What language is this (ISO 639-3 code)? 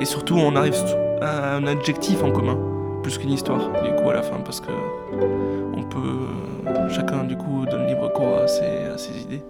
fra